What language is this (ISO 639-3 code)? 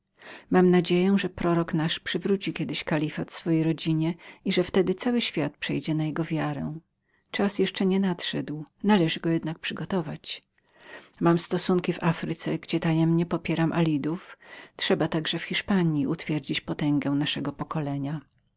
pol